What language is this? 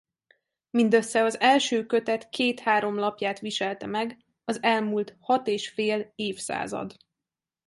Hungarian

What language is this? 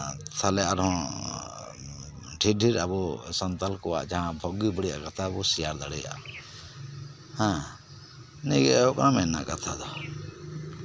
Santali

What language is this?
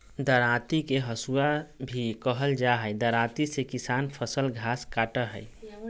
Magahi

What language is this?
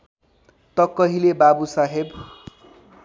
Nepali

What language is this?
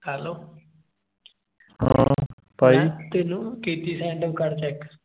Punjabi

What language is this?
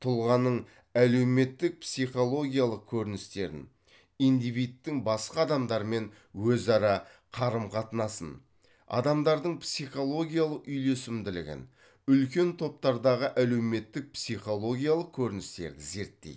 Kazakh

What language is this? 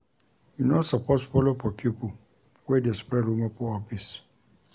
Nigerian Pidgin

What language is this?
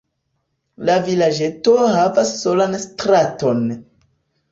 Esperanto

